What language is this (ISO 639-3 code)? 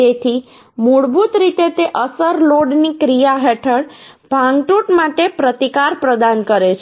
guj